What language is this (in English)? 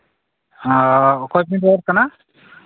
Santali